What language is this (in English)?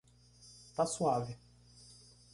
Portuguese